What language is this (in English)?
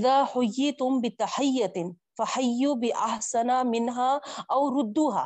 Urdu